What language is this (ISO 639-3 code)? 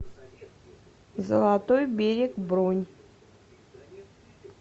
rus